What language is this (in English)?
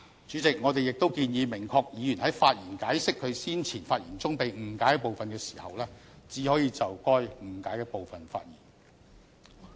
Cantonese